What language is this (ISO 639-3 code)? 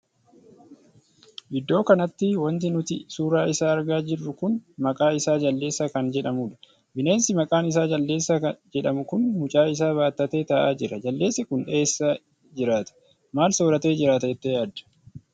orm